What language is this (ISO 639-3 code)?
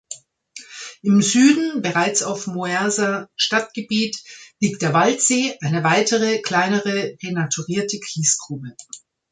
deu